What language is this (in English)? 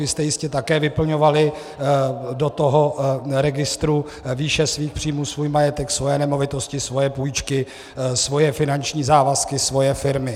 Czech